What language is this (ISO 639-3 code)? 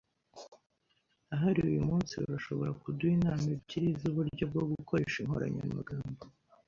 kin